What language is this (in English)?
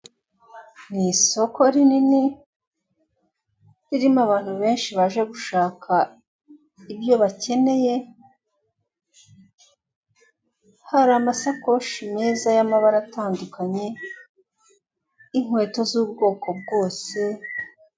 Kinyarwanda